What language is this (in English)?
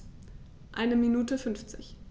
German